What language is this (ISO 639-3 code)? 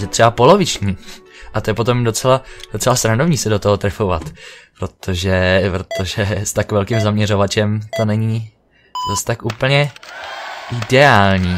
ces